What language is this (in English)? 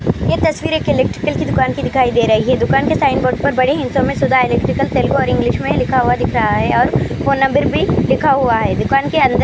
Urdu